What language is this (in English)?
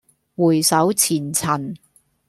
Cantonese